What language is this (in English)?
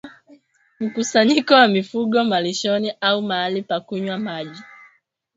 Swahili